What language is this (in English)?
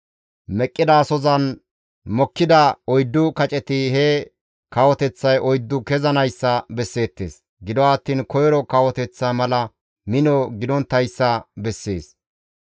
Gamo